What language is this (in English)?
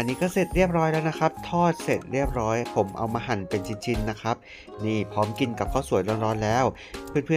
Thai